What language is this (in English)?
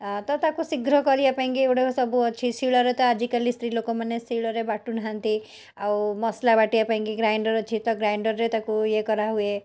Odia